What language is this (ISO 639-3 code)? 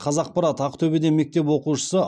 kaz